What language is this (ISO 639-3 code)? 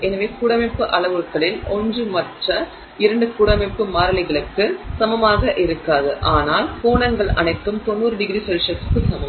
tam